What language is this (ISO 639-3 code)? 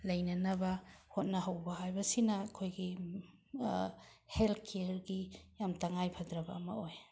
mni